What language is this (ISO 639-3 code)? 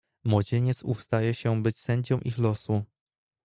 pol